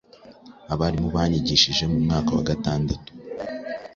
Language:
Kinyarwanda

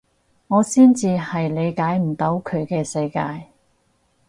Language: Cantonese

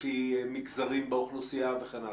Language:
Hebrew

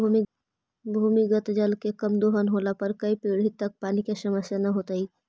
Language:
Magahi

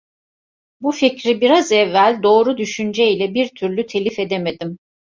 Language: Turkish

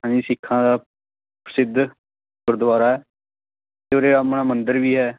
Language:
Punjabi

